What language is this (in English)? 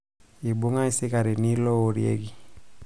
Masai